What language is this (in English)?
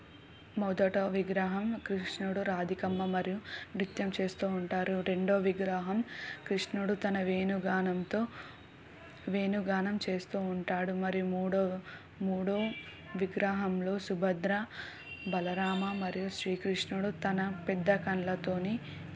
Telugu